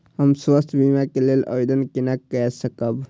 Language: Maithili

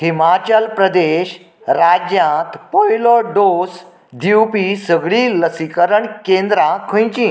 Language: Konkani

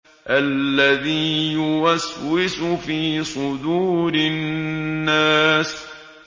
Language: Arabic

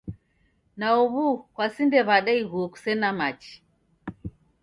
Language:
Taita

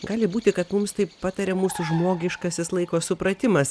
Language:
Lithuanian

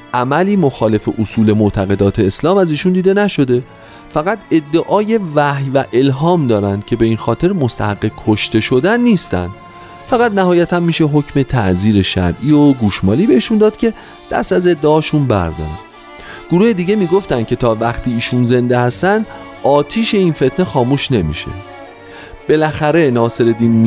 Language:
Persian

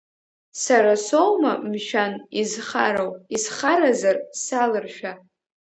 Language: Abkhazian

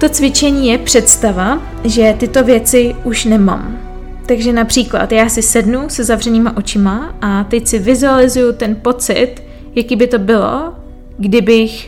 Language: Czech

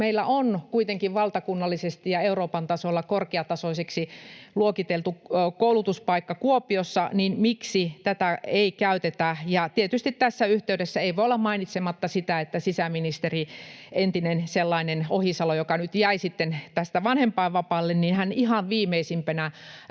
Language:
Finnish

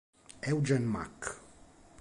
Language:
Italian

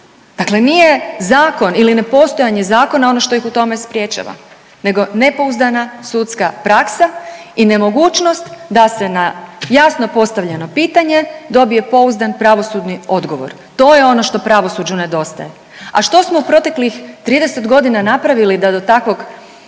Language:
Croatian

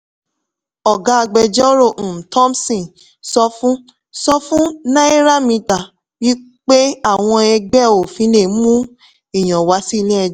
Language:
Yoruba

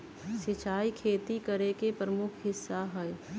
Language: Magahi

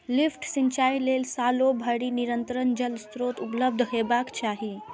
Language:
Maithili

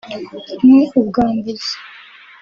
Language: Kinyarwanda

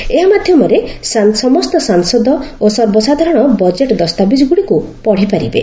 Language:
Odia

